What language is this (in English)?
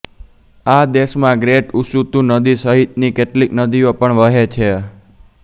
Gujarati